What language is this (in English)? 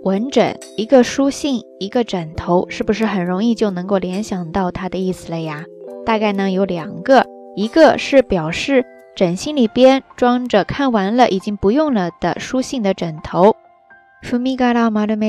Chinese